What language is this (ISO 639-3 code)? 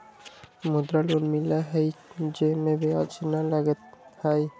mag